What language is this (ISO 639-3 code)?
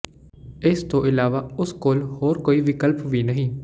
pan